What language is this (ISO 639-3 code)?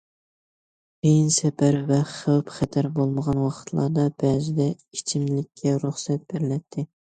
uig